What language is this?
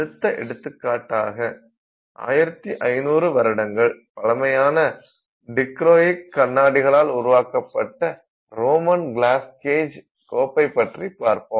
Tamil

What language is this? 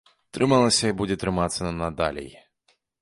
Belarusian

